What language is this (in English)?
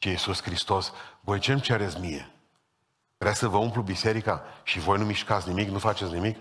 Romanian